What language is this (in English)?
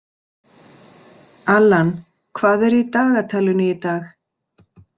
Icelandic